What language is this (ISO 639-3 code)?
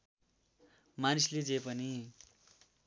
nep